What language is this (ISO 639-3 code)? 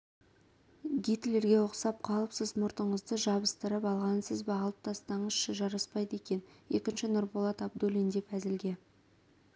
kaz